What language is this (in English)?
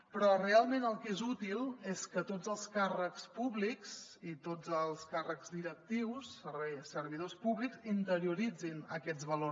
Catalan